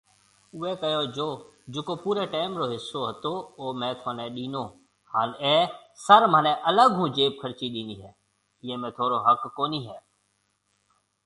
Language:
Marwari (Pakistan)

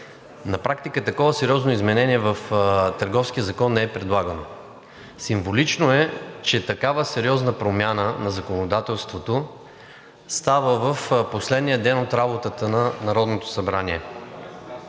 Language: Bulgarian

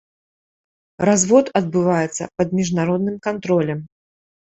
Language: Belarusian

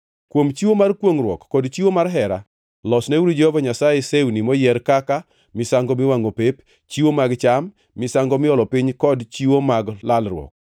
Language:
Luo (Kenya and Tanzania)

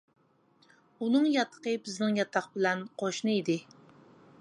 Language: Uyghur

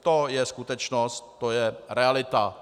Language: Czech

